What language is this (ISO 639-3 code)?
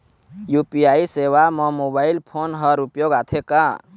hne